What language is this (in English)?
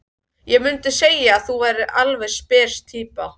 Icelandic